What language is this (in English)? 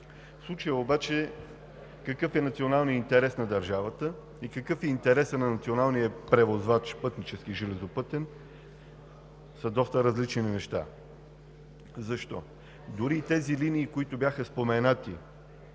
Bulgarian